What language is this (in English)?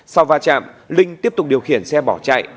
Vietnamese